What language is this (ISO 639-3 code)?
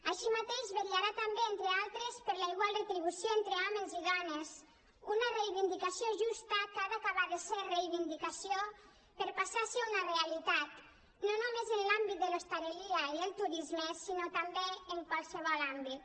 cat